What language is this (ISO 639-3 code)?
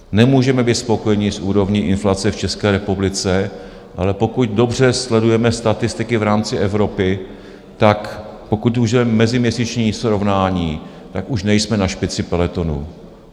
ces